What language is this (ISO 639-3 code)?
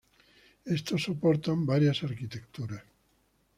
spa